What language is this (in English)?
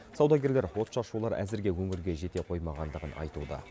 Kazakh